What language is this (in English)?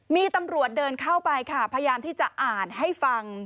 Thai